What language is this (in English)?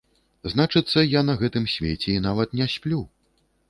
Belarusian